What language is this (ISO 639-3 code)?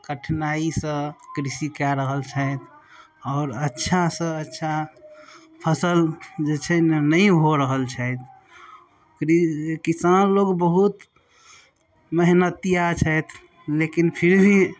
mai